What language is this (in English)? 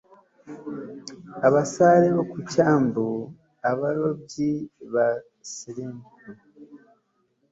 Kinyarwanda